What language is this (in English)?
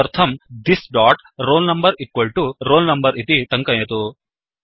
Sanskrit